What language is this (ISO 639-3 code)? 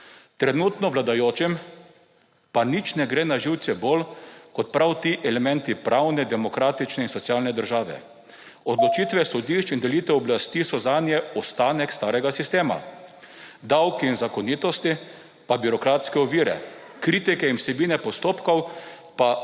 slv